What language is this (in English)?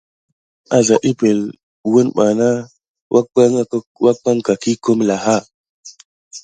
Gidar